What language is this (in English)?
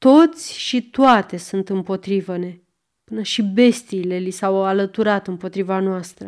Romanian